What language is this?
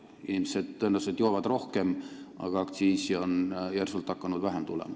Estonian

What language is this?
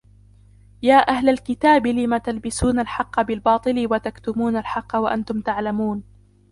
Arabic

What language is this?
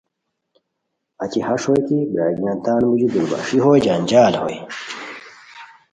Khowar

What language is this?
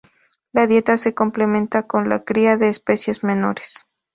Spanish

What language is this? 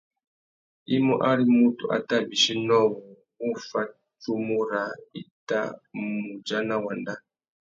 Tuki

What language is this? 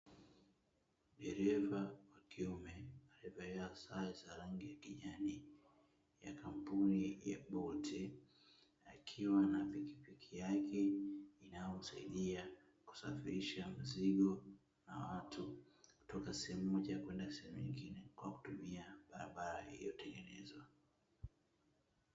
Swahili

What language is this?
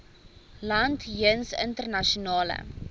Afrikaans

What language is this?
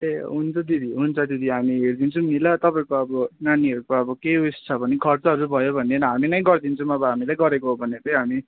Nepali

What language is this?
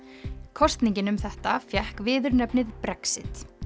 Icelandic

